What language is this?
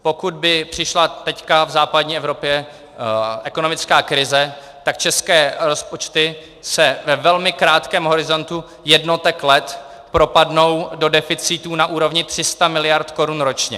Czech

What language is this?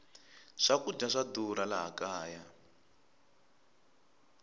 Tsonga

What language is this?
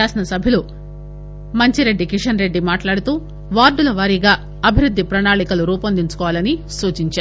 Telugu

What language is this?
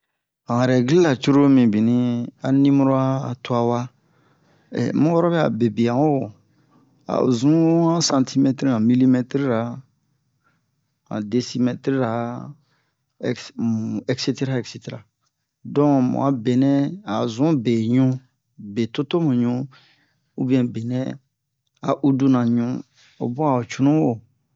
Bomu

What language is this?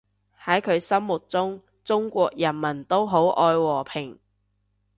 Cantonese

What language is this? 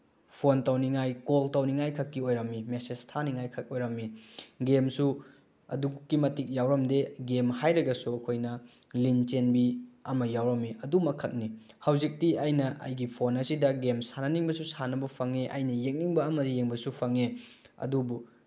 Manipuri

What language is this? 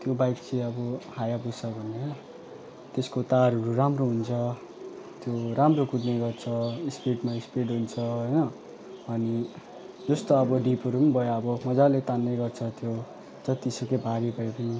Nepali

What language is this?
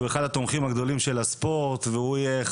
Hebrew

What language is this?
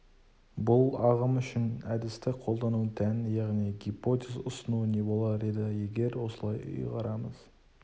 Kazakh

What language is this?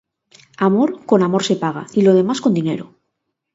Spanish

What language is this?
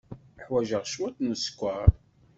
Kabyle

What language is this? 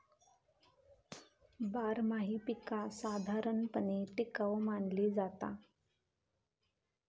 Marathi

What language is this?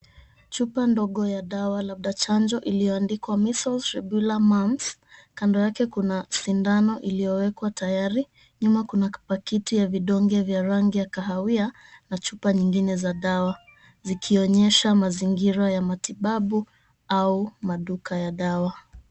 Swahili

